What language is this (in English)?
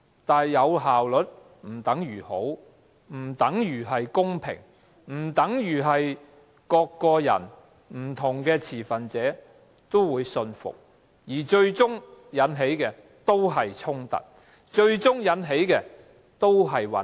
Cantonese